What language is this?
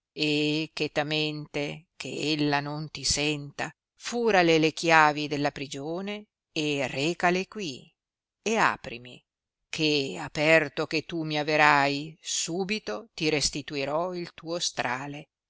Italian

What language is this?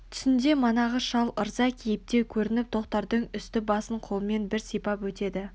Kazakh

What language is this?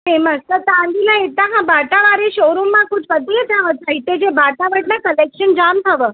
Sindhi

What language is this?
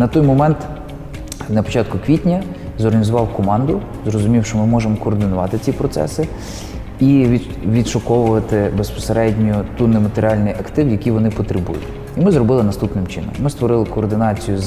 Ukrainian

